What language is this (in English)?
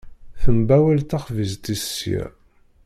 Kabyle